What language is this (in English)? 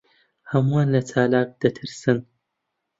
Central Kurdish